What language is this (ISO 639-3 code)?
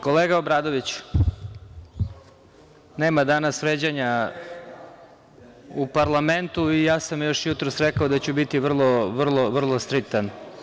srp